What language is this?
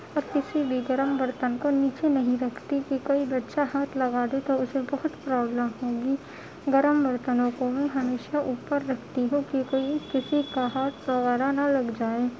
Urdu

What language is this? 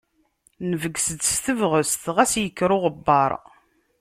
Kabyle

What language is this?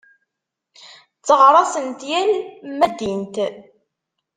Kabyle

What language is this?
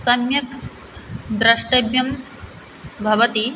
Sanskrit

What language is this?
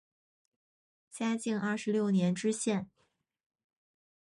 Chinese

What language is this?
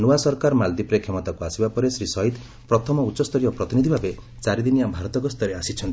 Odia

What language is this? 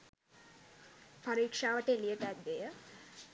Sinhala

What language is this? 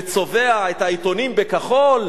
Hebrew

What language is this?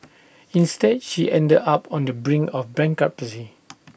English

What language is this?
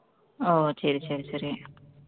Tamil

